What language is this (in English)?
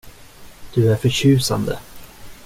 Swedish